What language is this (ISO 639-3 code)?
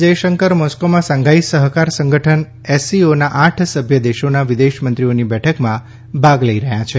guj